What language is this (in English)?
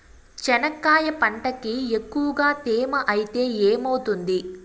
Telugu